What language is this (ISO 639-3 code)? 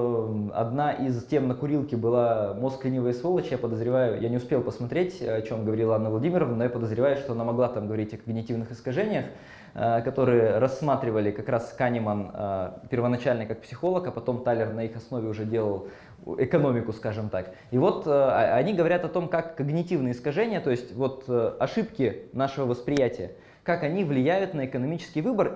rus